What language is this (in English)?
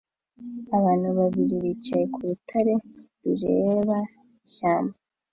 Kinyarwanda